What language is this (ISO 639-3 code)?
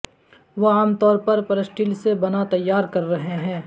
urd